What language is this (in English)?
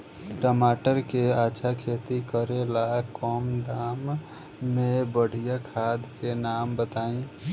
Bhojpuri